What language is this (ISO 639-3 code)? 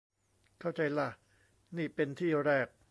tha